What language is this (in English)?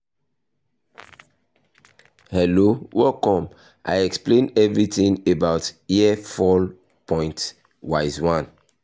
Yoruba